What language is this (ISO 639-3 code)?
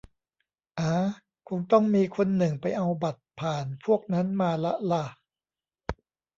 tha